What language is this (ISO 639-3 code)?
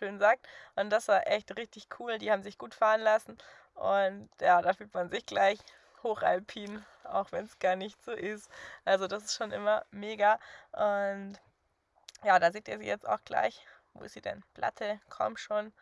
deu